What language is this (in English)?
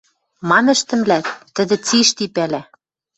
Western Mari